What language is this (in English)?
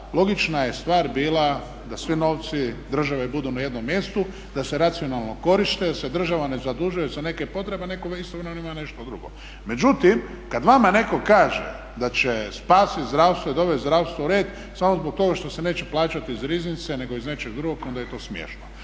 Croatian